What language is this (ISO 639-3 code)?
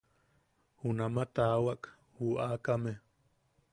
yaq